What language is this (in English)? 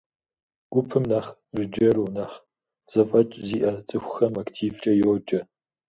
Kabardian